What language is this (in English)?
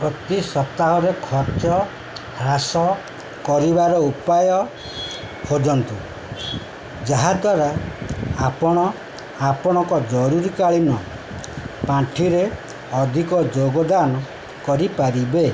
Odia